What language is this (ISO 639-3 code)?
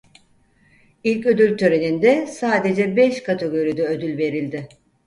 tur